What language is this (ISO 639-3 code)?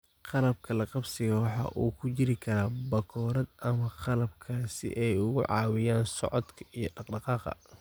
som